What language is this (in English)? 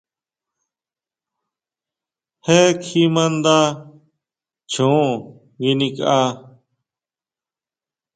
Huautla Mazatec